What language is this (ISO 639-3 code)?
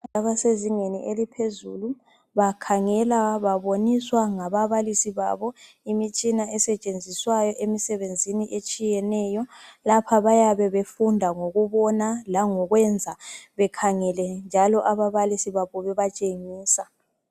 nde